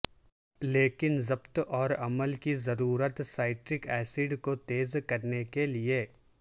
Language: Urdu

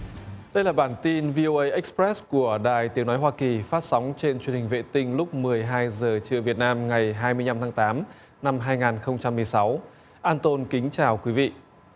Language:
Vietnamese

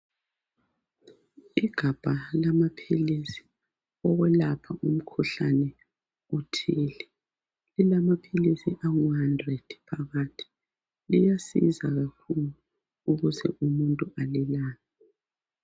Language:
North Ndebele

